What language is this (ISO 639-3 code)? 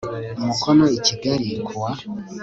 kin